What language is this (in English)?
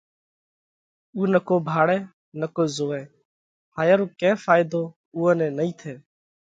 Parkari Koli